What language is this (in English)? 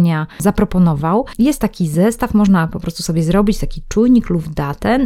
Polish